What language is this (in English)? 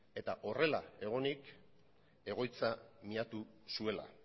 Basque